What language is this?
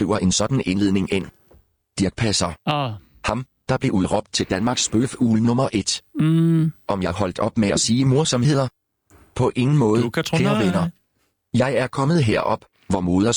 Danish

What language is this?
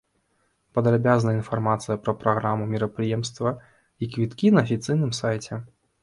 Belarusian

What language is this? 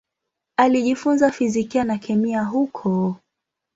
Swahili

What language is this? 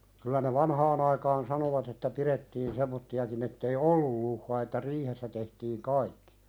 Finnish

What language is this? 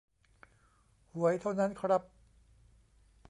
Thai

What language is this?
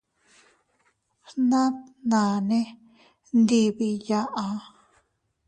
Teutila Cuicatec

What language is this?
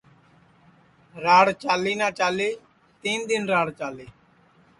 Sansi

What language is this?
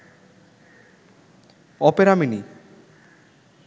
Bangla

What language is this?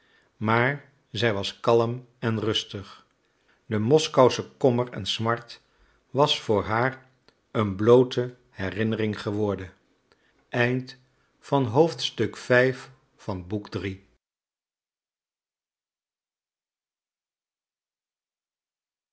Dutch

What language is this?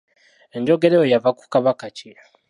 Ganda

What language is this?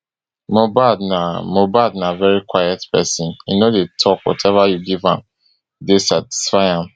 Nigerian Pidgin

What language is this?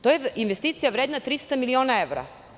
Serbian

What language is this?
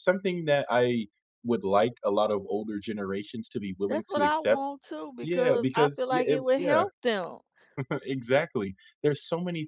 English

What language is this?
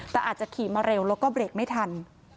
Thai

